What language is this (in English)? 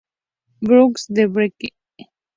Spanish